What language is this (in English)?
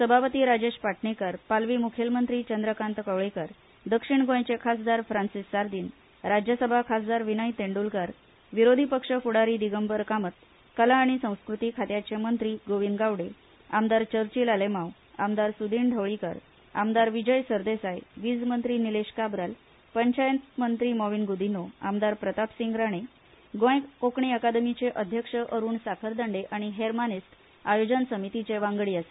Konkani